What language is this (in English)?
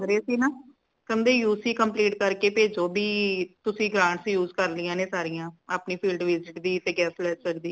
Punjabi